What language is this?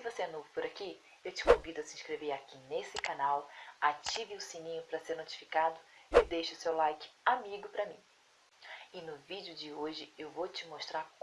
Portuguese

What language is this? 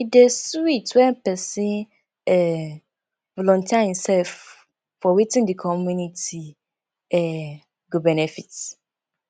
Nigerian Pidgin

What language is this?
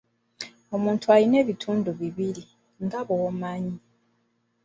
Ganda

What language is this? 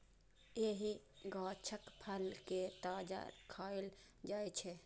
Maithili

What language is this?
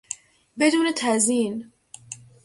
Persian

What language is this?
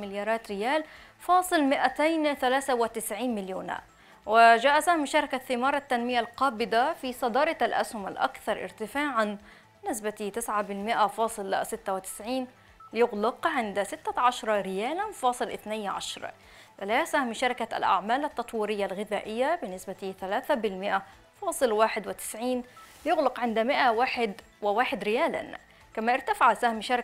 Arabic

